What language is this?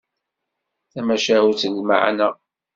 Kabyle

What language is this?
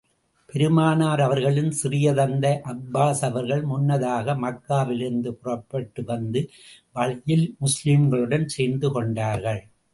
Tamil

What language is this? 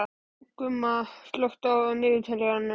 Icelandic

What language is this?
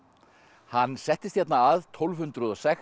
Icelandic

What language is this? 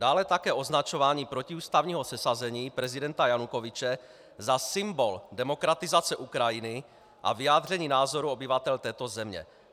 Czech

